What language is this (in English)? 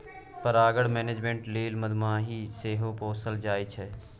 Maithili